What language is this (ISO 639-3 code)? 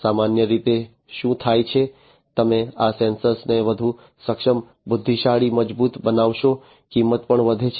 guj